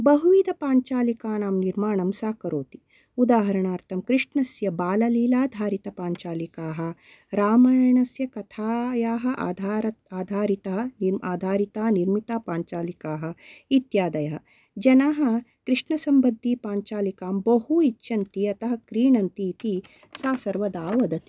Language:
Sanskrit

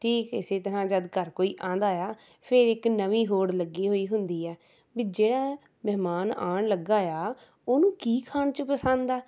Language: Punjabi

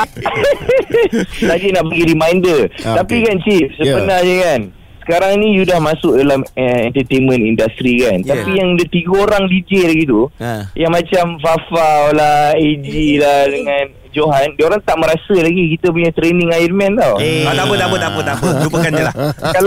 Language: Malay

